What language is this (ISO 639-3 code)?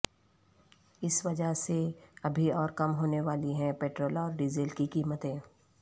urd